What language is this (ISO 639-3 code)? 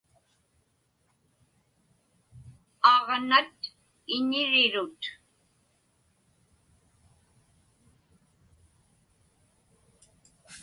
ipk